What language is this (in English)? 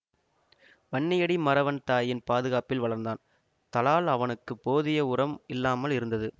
Tamil